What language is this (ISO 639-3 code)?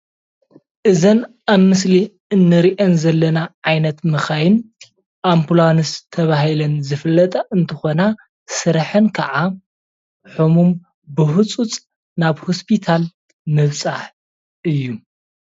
tir